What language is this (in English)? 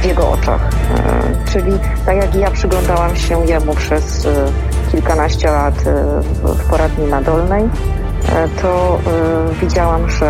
Polish